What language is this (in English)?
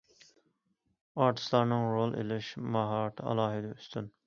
Uyghur